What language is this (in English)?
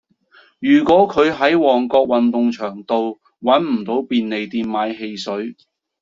Cantonese